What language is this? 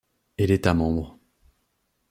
French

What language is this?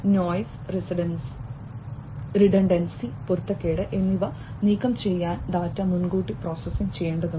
Malayalam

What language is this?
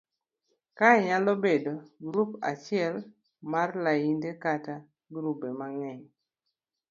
Luo (Kenya and Tanzania)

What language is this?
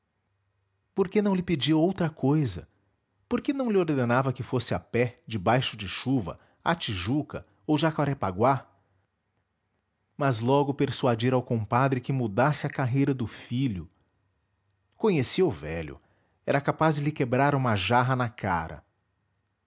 Portuguese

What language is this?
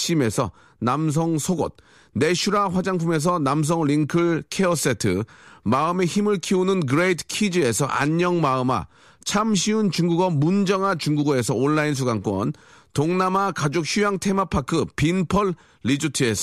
Korean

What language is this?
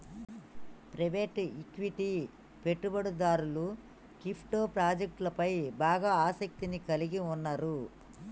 Telugu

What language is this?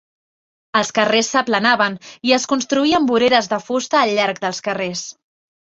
Catalan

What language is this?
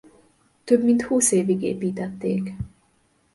Hungarian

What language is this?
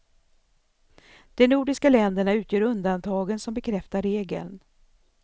Swedish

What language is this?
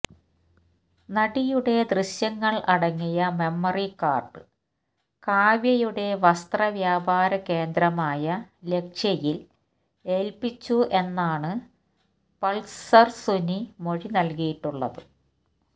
Malayalam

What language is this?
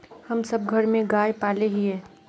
Magahi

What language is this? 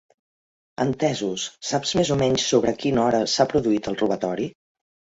Catalan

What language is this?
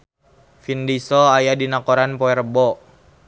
Sundanese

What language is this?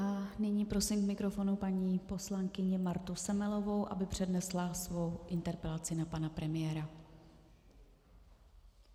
Czech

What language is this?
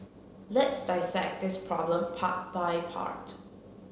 English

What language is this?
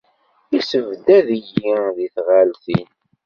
Kabyle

